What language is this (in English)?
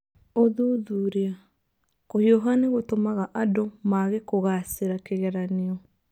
Kikuyu